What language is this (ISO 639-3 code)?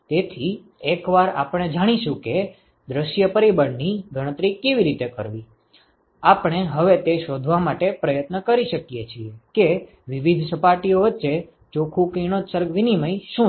guj